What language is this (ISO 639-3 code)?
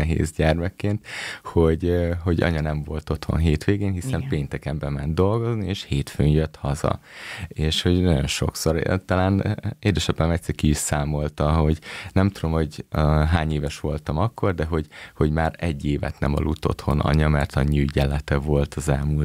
hun